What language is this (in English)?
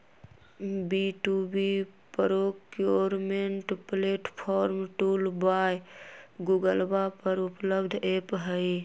Magahi